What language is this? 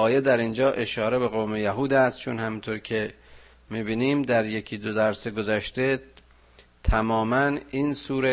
Persian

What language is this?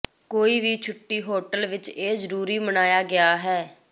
Punjabi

